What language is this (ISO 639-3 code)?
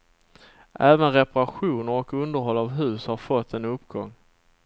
swe